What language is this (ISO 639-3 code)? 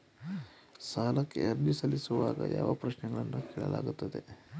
kan